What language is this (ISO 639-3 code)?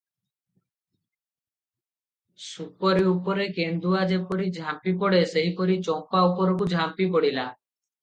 ori